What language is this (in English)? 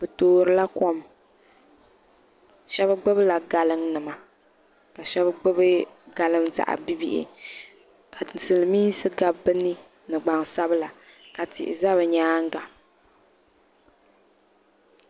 Dagbani